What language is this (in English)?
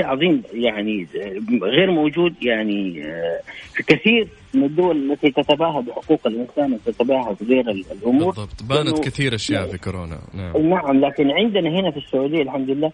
Arabic